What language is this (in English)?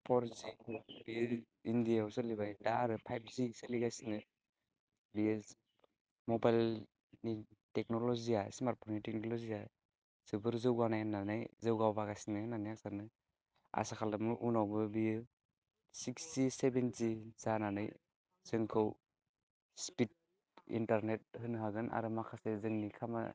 Bodo